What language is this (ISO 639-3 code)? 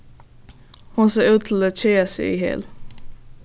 fao